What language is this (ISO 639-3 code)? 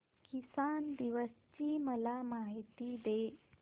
mar